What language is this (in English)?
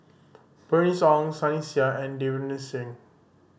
English